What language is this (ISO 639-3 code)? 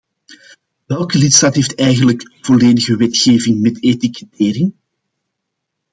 nld